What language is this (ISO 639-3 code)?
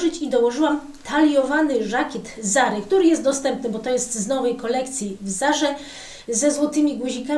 pol